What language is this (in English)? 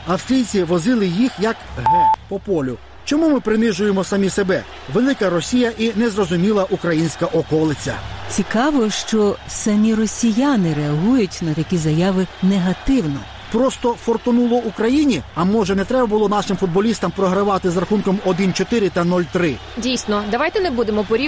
Ukrainian